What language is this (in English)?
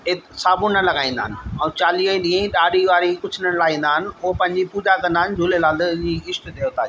Sindhi